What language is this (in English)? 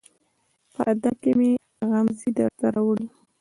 Pashto